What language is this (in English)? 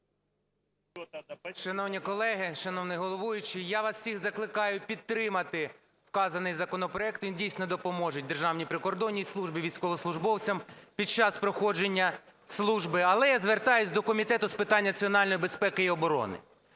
Ukrainian